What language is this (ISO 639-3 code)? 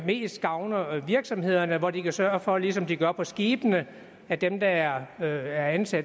dan